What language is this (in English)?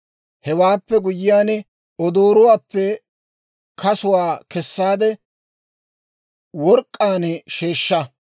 Dawro